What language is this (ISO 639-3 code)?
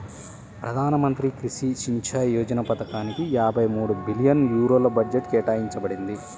tel